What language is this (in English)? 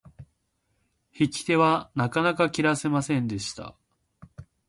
Japanese